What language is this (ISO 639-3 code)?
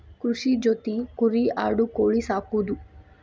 kan